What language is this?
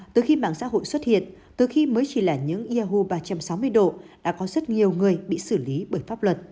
Vietnamese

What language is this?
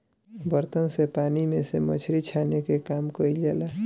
Bhojpuri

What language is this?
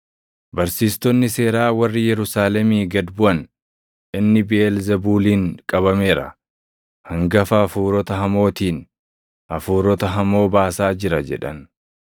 Oromo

